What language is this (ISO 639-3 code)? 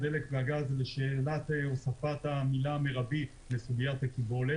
heb